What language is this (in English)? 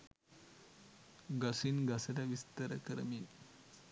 Sinhala